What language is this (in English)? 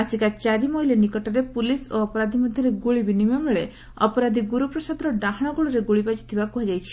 Odia